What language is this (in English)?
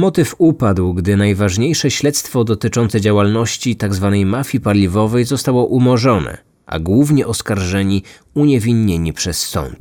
Polish